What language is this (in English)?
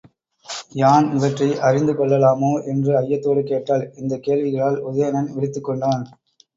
Tamil